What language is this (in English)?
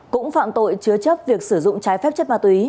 Vietnamese